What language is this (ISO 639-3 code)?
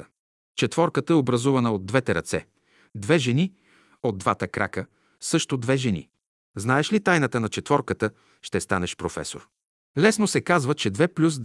bul